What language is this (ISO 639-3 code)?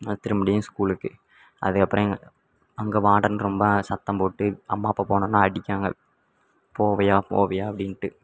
tam